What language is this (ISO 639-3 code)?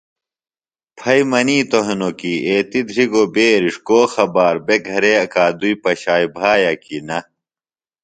phl